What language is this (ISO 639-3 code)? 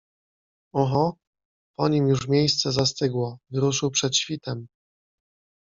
pol